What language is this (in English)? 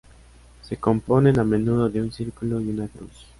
Spanish